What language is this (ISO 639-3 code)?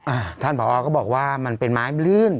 tha